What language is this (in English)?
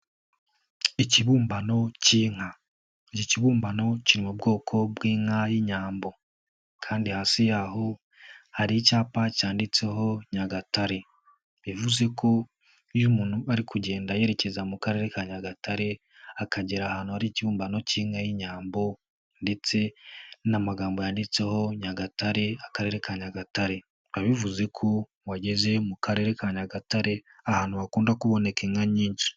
Kinyarwanda